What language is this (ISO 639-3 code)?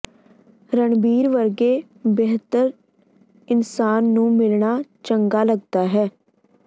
pan